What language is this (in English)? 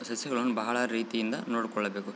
Kannada